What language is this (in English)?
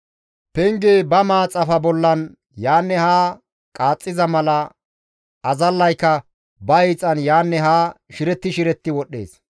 Gamo